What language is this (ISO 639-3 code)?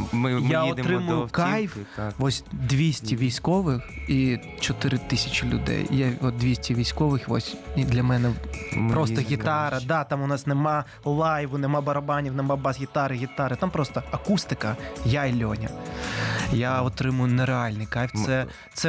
ukr